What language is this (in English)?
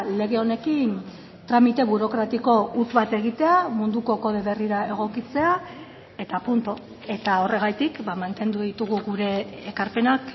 Basque